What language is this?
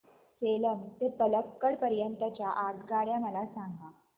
Marathi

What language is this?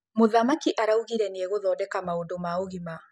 Kikuyu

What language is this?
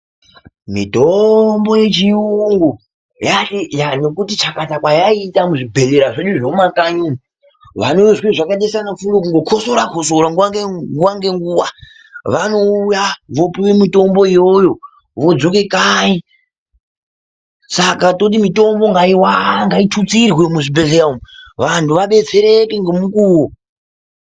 Ndau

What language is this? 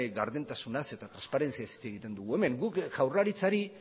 Basque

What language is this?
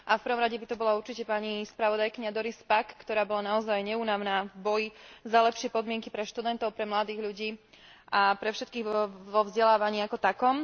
Slovak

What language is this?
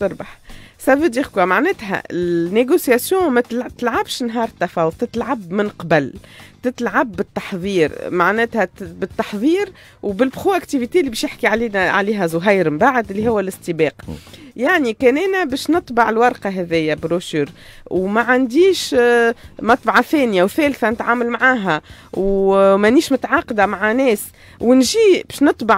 Arabic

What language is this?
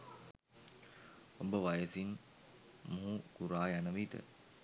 Sinhala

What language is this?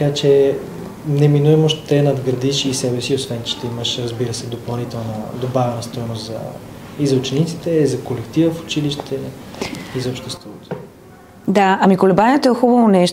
Bulgarian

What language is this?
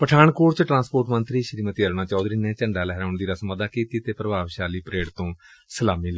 Punjabi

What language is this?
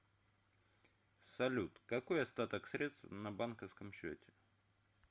Russian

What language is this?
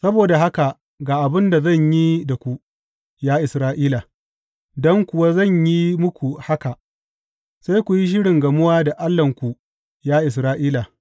Hausa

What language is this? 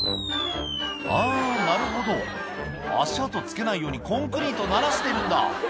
Japanese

